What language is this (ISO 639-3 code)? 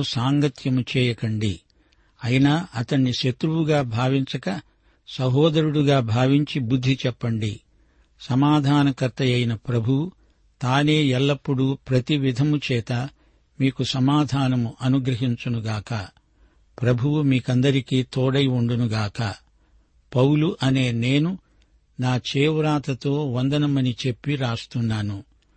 tel